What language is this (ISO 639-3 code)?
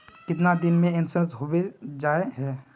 mag